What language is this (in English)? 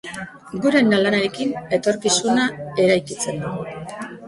Basque